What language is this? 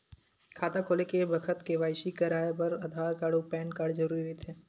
Chhattisgarhi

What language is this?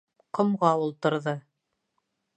Bashkir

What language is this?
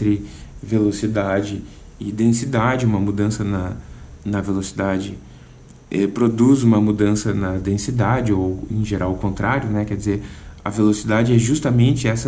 Portuguese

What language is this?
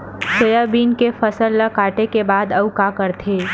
Chhattisgarhi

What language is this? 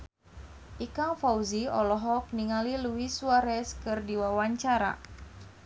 Sundanese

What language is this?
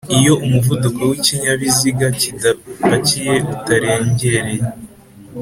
Kinyarwanda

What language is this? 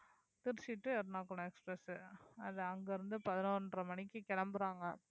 Tamil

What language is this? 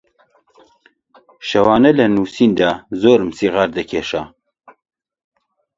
Central Kurdish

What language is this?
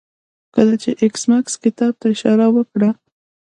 Pashto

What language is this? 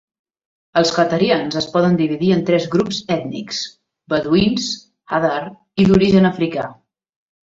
Catalan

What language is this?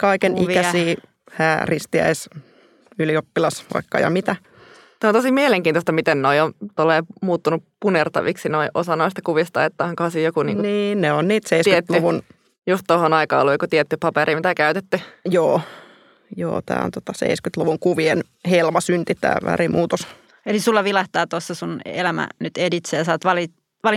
Finnish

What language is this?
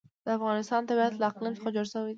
Pashto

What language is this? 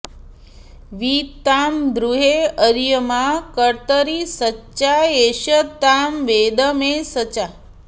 Sanskrit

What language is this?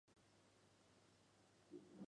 Chinese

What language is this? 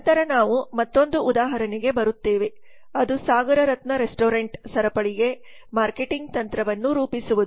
Kannada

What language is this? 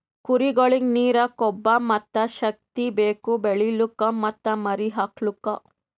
Kannada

